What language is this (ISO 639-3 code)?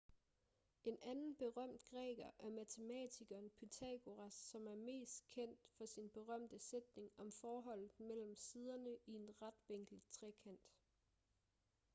dan